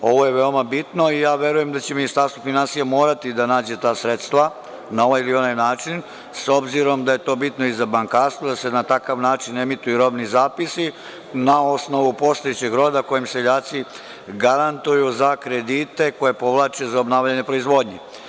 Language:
Serbian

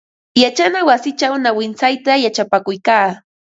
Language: Ambo-Pasco Quechua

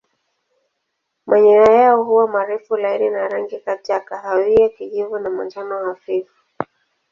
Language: Swahili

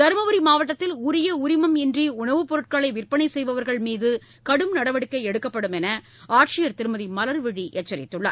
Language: Tamil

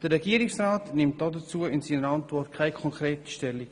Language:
Swiss German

